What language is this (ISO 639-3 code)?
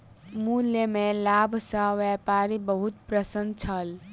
mai